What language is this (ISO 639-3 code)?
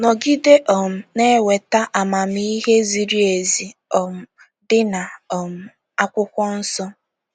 ibo